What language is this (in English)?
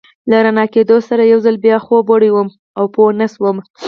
Pashto